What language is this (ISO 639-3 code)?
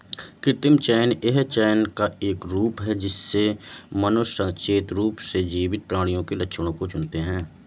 hin